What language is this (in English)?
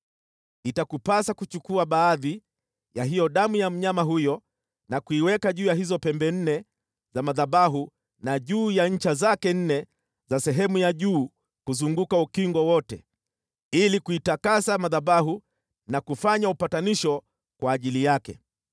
Swahili